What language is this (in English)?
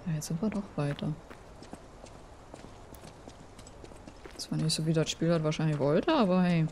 German